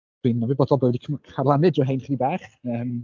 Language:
Welsh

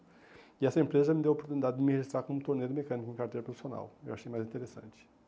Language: Portuguese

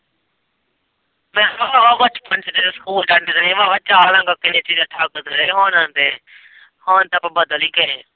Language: Punjabi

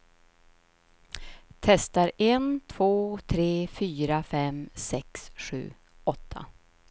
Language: Swedish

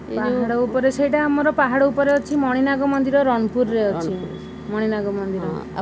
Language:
Odia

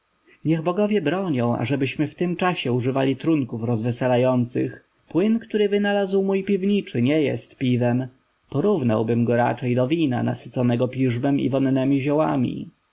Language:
Polish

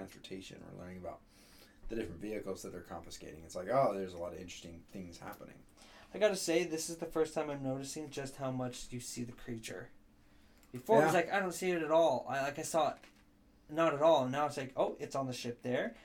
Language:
English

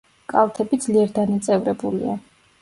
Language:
Georgian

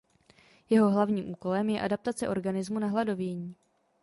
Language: Czech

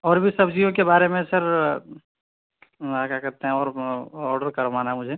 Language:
Urdu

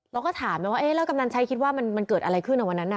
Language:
Thai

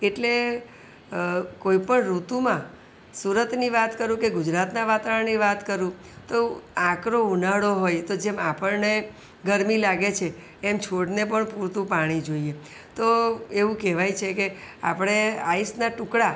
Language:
Gujarati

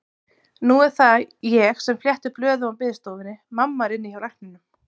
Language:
Icelandic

